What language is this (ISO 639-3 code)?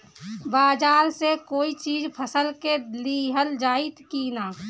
bho